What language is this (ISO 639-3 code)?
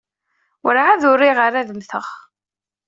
kab